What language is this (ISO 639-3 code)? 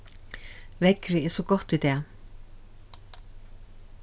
fao